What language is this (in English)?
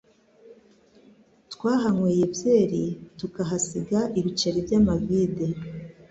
Kinyarwanda